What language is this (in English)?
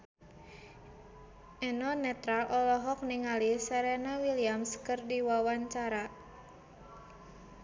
Sundanese